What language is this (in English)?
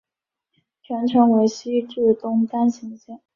Chinese